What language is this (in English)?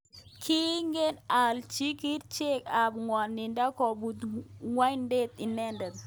Kalenjin